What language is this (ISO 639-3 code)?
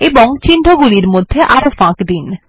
ben